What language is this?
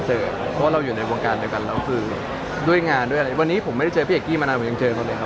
Thai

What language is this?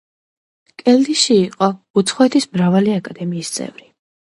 Georgian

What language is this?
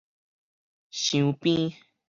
Min Nan Chinese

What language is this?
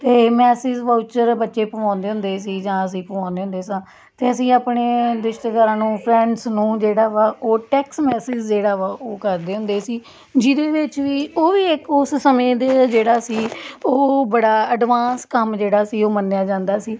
Punjabi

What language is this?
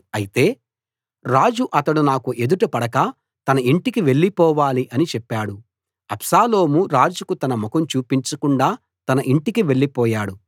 Telugu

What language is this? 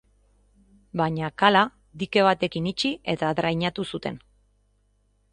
Basque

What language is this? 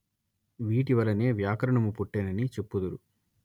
Telugu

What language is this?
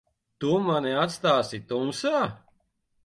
Latvian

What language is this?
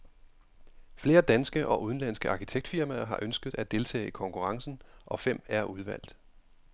Danish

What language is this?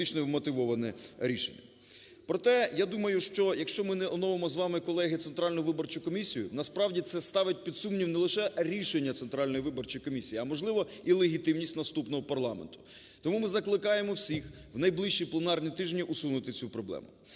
Ukrainian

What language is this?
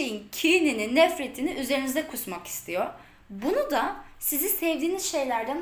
Turkish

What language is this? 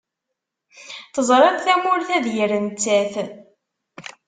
Kabyle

